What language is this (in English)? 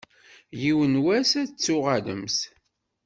Kabyle